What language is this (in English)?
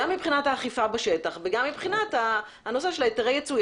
Hebrew